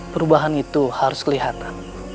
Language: Indonesian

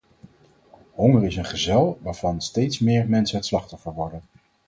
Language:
Dutch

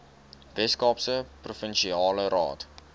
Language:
Afrikaans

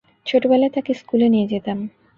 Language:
Bangla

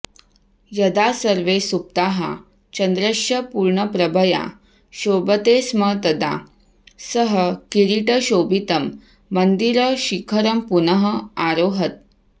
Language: Sanskrit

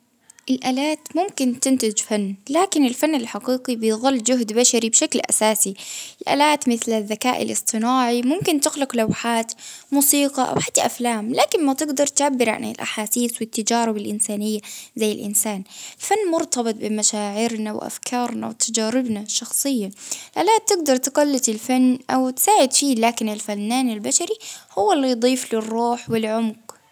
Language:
Baharna Arabic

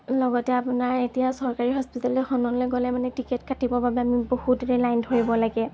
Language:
Assamese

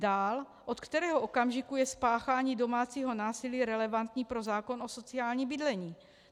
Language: Czech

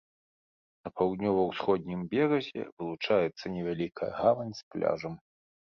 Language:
Belarusian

